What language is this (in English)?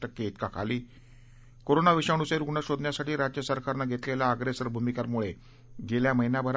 Marathi